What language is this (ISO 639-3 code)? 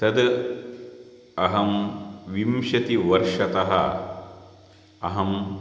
san